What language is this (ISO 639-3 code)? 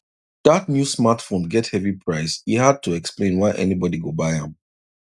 pcm